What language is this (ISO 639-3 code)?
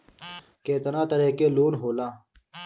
bho